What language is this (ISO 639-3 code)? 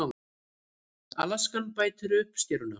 isl